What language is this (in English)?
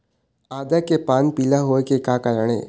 Chhattisgarhi